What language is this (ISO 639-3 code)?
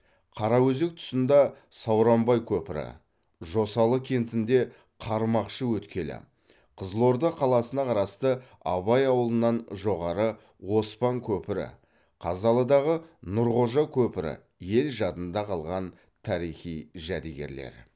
kaz